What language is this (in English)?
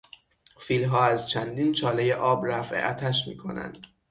Persian